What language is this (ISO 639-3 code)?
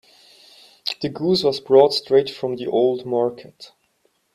eng